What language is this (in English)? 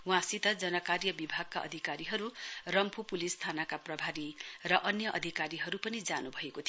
Nepali